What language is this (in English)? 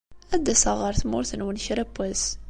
Kabyle